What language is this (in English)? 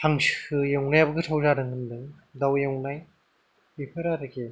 Bodo